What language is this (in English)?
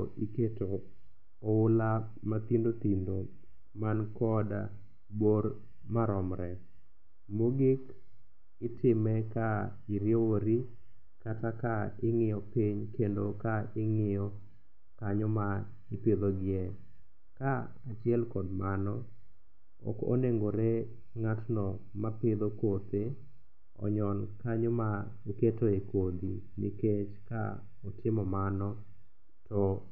Luo (Kenya and Tanzania)